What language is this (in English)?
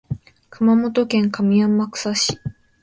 Japanese